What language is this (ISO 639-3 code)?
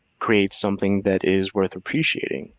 eng